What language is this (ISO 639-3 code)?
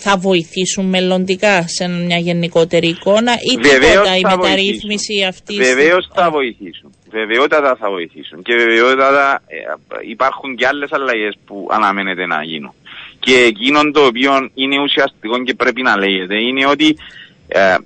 ell